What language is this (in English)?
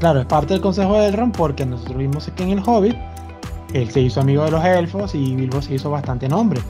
Spanish